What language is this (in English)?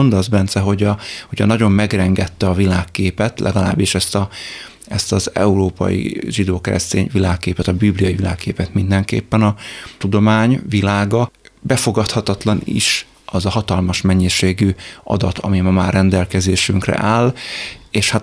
Hungarian